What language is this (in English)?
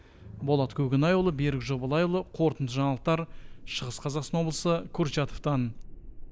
Kazakh